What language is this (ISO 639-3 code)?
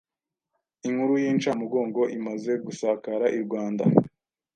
kin